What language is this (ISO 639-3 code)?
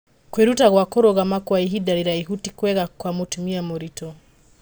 kik